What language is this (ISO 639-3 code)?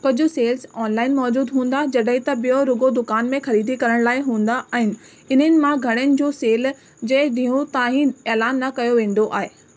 snd